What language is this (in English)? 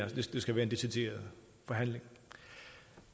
Danish